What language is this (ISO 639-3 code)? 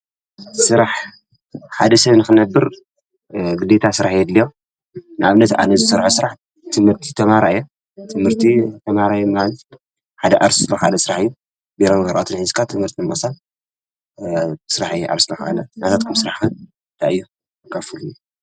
tir